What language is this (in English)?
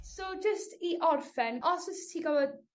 Welsh